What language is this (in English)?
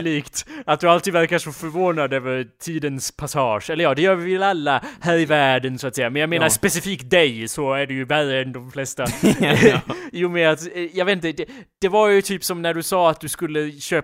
Swedish